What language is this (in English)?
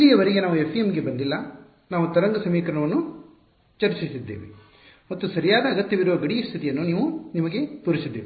Kannada